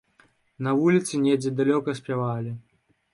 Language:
Belarusian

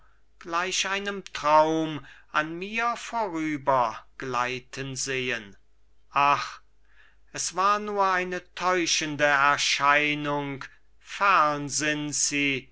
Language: German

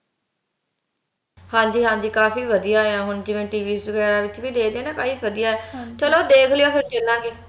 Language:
Punjabi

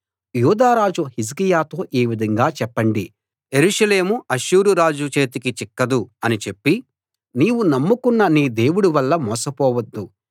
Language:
Telugu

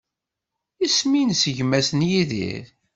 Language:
Kabyle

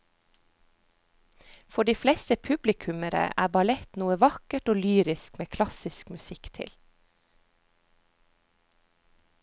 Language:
Norwegian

